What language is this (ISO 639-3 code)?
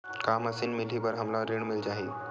hne